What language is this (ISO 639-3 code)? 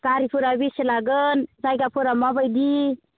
brx